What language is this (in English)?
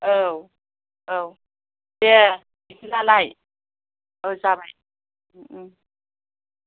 Bodo